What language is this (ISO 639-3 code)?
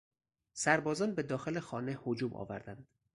fas